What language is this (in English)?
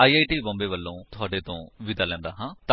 Punjabi